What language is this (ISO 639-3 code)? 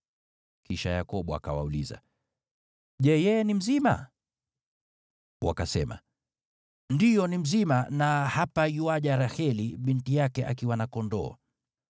swa